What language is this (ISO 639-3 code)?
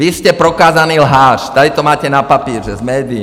ces